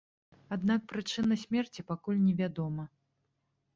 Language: Belarusian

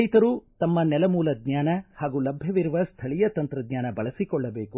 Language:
Kannada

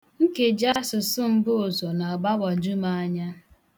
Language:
Igbo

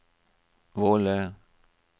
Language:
Norwegian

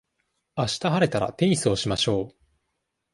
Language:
Japanese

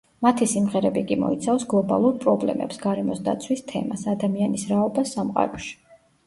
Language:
Georgian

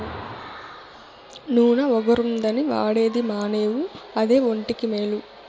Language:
Telugu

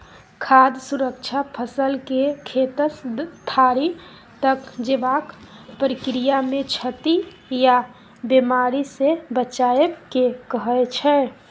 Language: Maithili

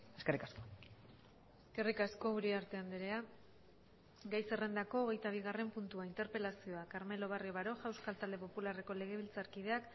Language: Basque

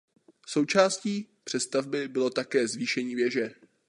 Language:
Czech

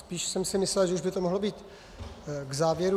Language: Czech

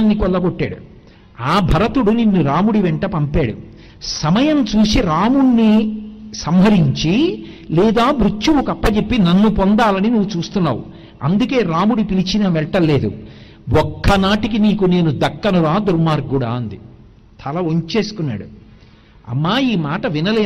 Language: Telugu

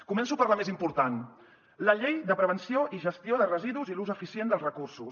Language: Catalan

